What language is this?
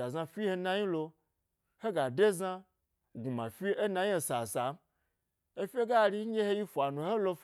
Gbari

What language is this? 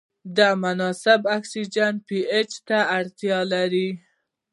Pashto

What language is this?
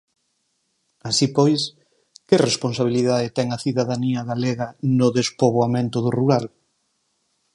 Galician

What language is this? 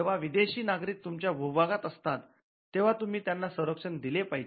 Marathi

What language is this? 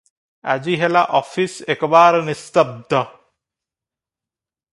Odia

